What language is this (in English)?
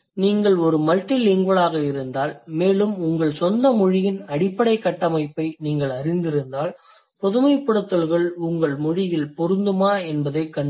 Tamil